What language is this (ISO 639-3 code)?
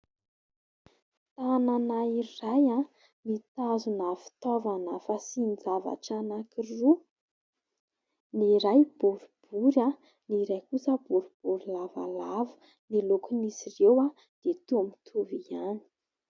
mlg